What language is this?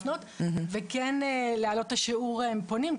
Hebrew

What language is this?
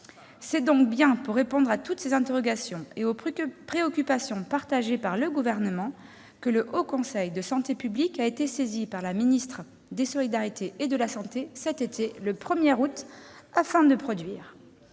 French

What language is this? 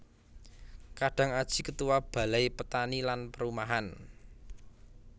Javanese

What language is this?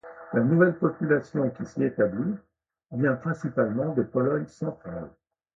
French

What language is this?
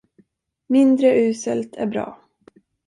Swedish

